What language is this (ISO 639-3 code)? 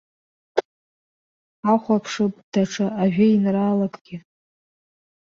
abk